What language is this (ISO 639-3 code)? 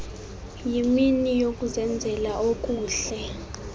xho